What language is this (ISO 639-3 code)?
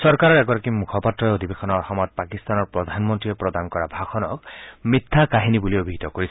asm